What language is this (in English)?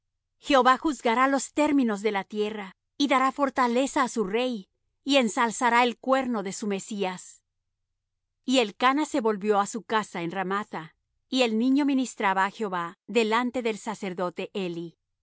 Spanish